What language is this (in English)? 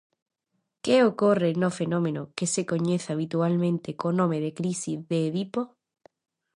Galician